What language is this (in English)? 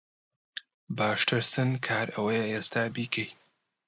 Central Kurdish